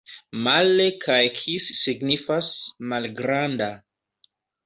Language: Esperanto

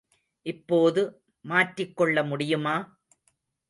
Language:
Tamil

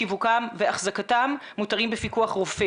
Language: Hebrew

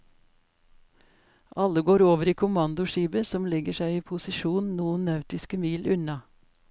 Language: Norwegian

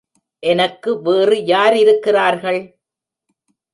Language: Tamil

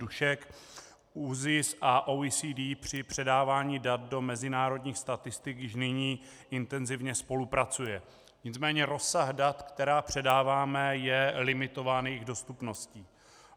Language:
Czech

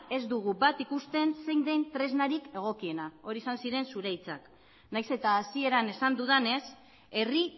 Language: Basque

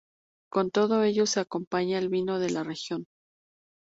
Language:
Spanish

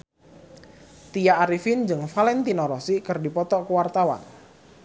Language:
Sundanese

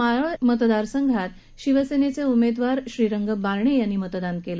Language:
Marathi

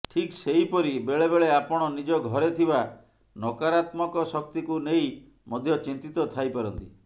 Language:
Odia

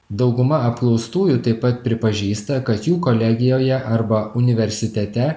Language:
Lithuanian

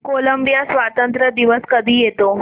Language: Marathi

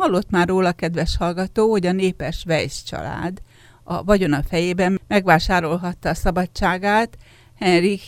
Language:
Hungarian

